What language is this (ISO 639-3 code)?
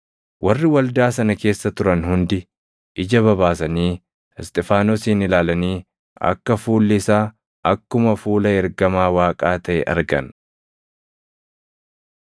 orm